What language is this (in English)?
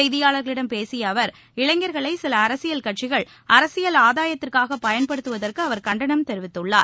Tamil